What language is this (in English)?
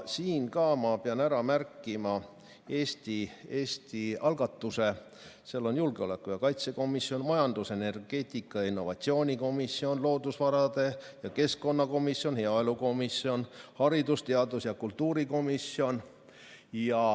Estonian